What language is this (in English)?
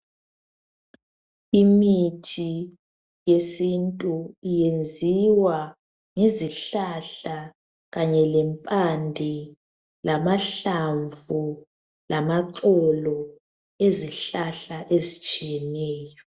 North Ndebele